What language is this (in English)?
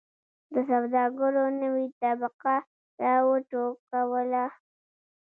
Pashto